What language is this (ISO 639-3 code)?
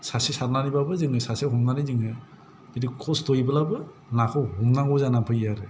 brx